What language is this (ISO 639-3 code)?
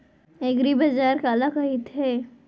hne